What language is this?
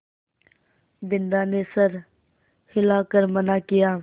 Hindi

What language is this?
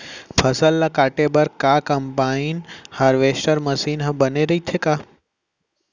Chhattisgarhi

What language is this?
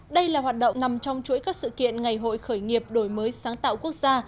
Vietnamese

